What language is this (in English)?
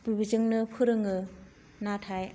Bodo